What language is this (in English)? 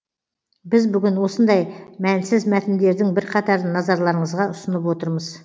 Kazakh